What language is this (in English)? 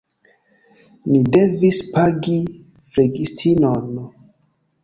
Esperanto